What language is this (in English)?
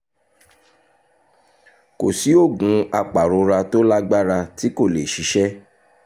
Yoruba